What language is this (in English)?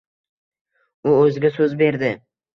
Uzbek